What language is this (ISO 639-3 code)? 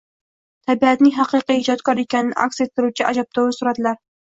uzb